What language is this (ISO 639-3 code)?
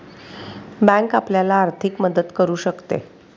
mar